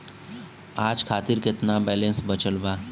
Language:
Bhojpuri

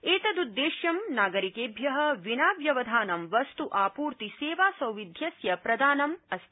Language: Sanskrit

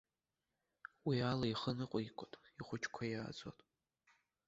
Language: Abkhazian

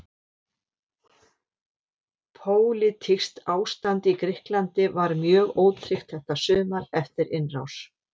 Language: Icelandic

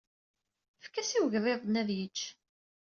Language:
Kabyle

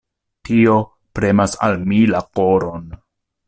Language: Esperanto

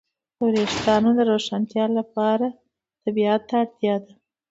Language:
Pashto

